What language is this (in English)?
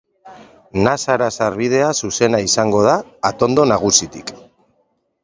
Basque